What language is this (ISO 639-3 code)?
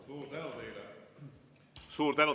est